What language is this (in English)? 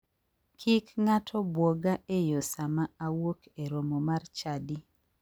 Luo (Kenya and Tanzania)